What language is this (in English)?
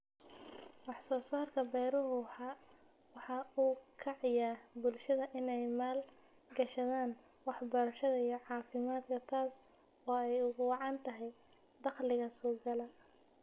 Somali